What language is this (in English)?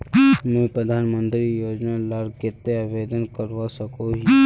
Magahi